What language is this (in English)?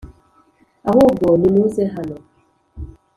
Kinyarwanda